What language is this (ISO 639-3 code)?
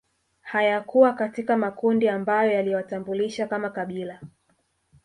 swa